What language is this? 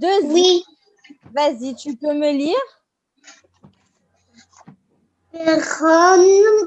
French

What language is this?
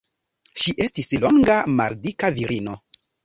Esperanto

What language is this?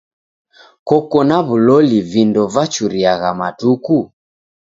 Taita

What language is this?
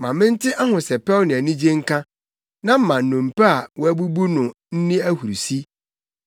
Akan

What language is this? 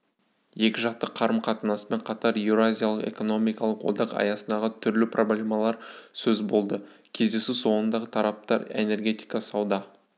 Kazakh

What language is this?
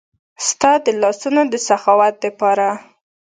Pashto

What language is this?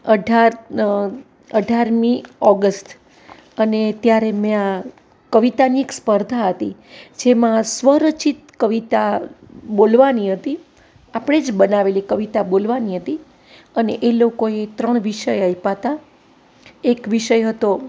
Gujarati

